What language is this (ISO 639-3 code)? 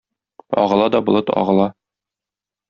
tat